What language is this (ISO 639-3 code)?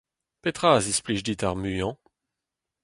bre